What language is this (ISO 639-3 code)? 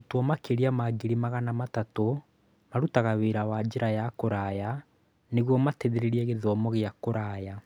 kik